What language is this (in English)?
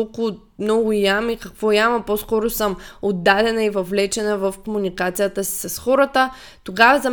Bulgarian